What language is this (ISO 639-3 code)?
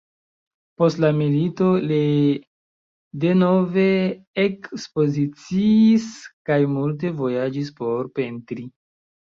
epo